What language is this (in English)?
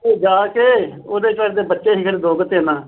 Punjabi